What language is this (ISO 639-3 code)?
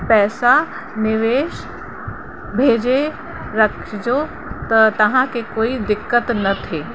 snd